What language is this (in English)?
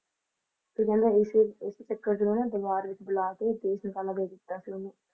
Punjabi